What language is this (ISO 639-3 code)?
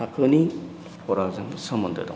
brx